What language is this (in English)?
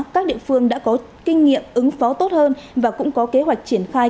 Vietnamese